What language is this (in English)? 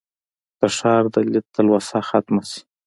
Pashto